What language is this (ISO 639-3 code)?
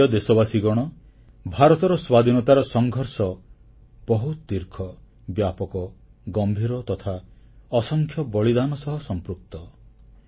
ori